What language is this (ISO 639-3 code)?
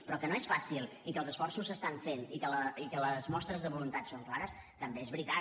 cat